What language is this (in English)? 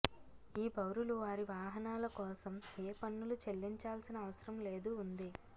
Telugu